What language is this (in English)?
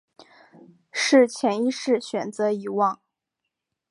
Chinese